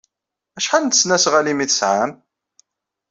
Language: Kabyle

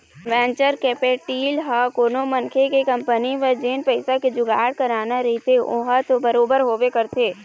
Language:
Chhattisgarhi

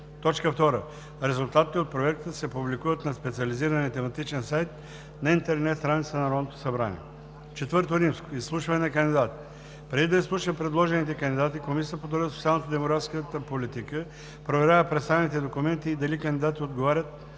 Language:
Bulgarian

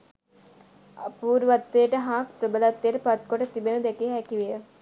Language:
Sinhala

